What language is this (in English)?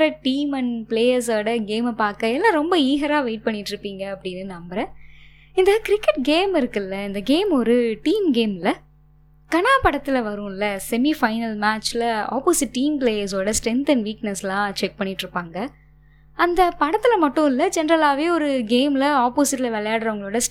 Tamil